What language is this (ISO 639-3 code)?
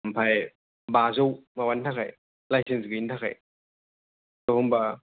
brx